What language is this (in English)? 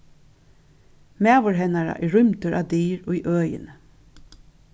Faroese